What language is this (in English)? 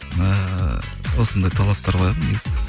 Kazakh